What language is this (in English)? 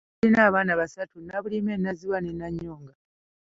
Ganda